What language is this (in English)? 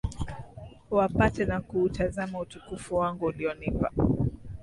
Swahili